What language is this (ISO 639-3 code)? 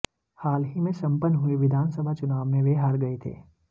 hin